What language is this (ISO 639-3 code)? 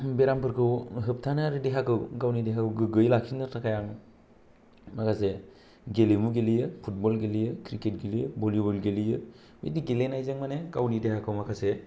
brx